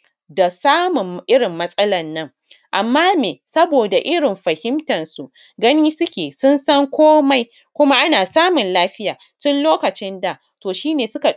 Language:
Hausa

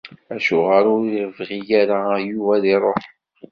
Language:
Kabyle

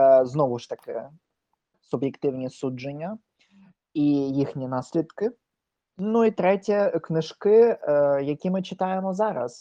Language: Ukrainian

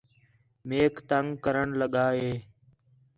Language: Khetrani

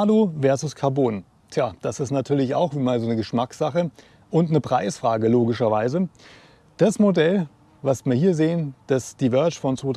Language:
German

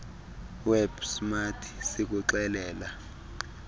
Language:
Xhosa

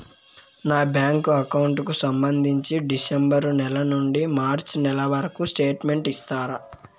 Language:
Telugu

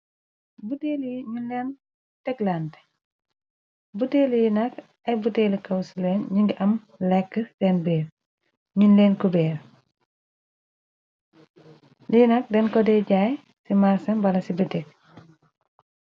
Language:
Wolof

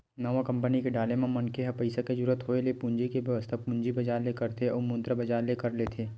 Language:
Chhattisgarhi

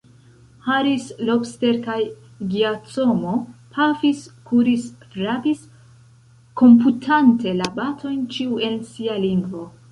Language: Esperanto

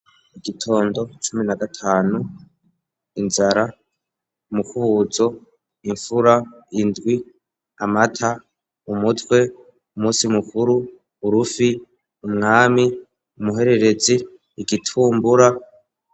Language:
Rundi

